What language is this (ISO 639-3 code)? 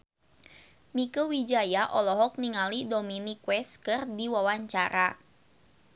sun